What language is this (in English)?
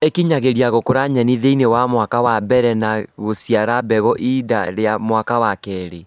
Kikuyu